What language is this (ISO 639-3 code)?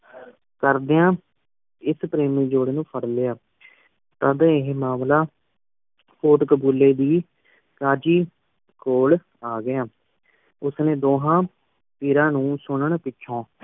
pan